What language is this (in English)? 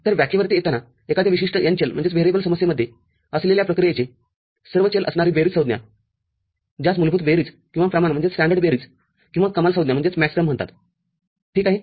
Marathi